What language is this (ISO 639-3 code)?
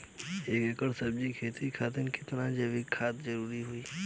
bho